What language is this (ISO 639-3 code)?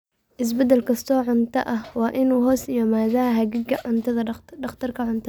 som